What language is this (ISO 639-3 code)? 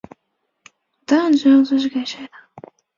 zho